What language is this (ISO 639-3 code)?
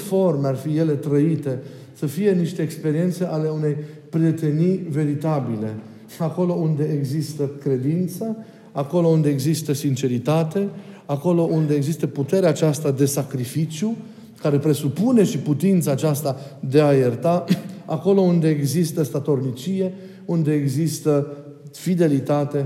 ron